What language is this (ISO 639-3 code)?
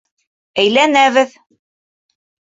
bak